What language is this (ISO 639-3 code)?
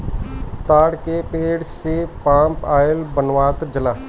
bho